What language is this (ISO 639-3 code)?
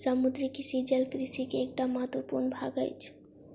mai